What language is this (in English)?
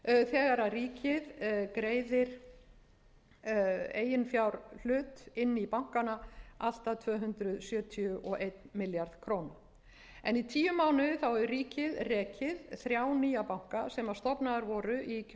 Icelandic